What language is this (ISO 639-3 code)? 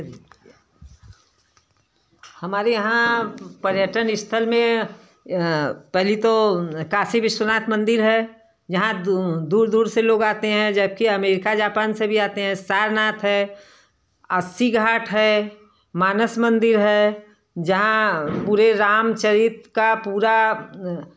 hin